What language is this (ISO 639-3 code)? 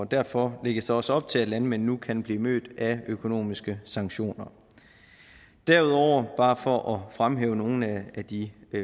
dan